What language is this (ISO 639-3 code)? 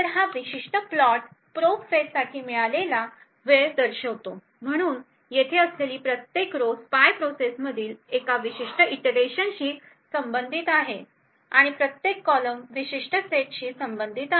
mar